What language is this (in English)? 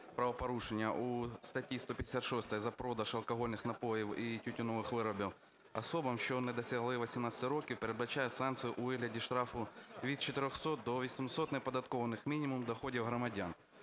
Ukrainian